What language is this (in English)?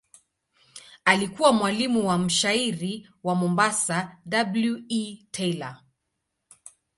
Swahili